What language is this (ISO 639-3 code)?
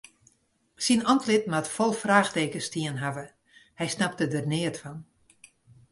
fry